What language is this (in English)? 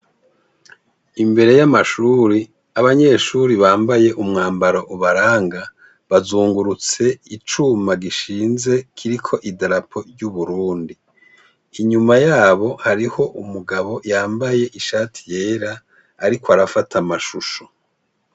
Rundi